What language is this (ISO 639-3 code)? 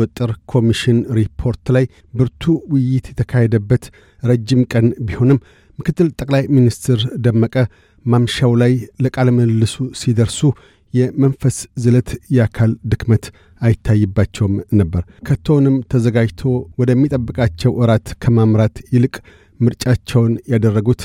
amh